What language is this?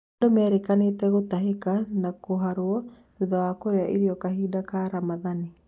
Kikuyu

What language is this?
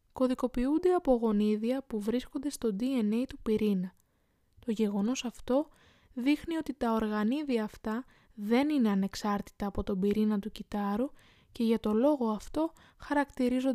Greek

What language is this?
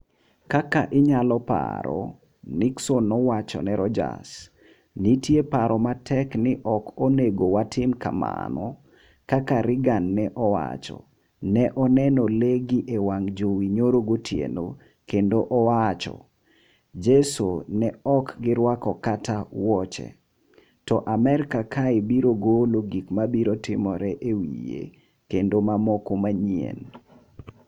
Luo (Kenya and Tanzania)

